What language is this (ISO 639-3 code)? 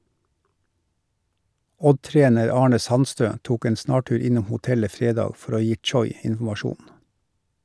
nor